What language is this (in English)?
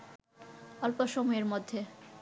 Bangla